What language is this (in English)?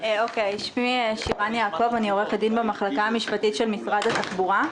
Hebrew